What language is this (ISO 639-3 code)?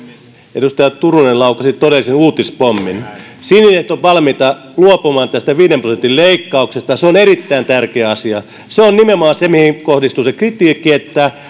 fin